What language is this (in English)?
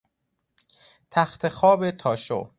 Persian